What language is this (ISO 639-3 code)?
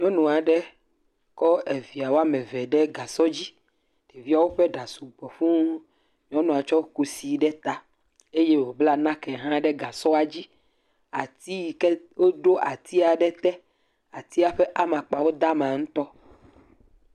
ewe